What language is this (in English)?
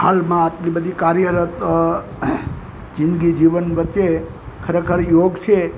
Gujarati